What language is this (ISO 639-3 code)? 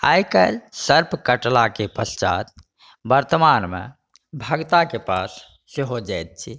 mai